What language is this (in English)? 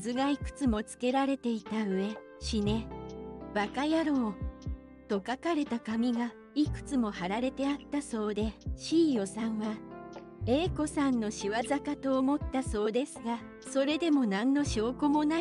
Japanese